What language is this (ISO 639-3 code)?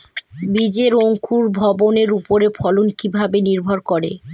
ben